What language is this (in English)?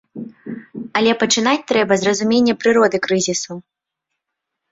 Belarusian